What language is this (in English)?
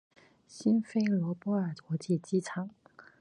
Chinese